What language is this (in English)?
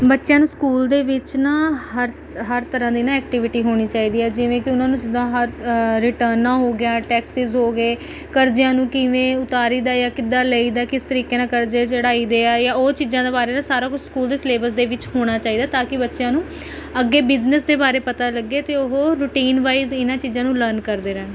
Punjabi